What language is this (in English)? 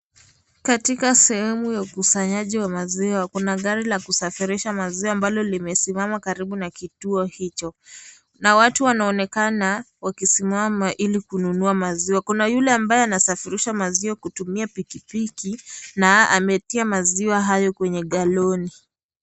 Swahili